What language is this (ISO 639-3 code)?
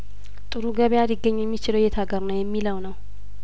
amh